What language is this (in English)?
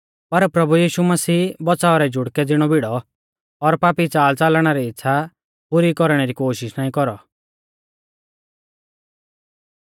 Mahasu Pahari